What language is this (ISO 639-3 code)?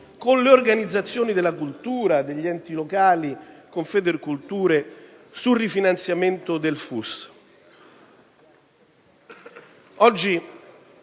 ita